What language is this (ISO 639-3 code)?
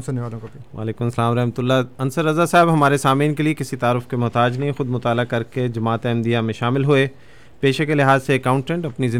urd